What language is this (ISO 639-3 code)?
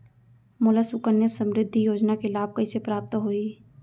hne